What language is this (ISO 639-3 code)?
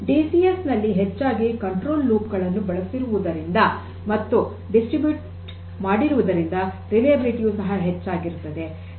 kan